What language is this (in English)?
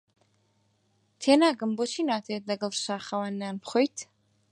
Central Kurdish